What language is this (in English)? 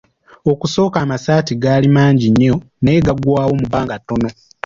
Ganda